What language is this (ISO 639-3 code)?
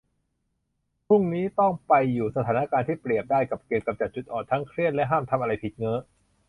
tha